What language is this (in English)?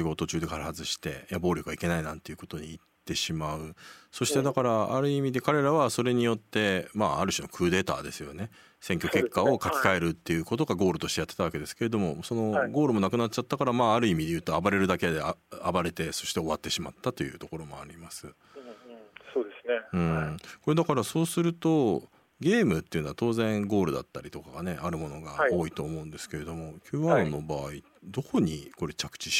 Japanese